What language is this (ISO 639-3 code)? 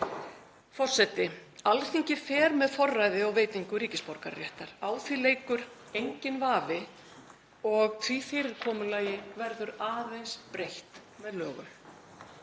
isl